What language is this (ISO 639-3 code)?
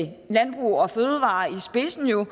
dan